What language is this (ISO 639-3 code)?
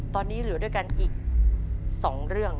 tha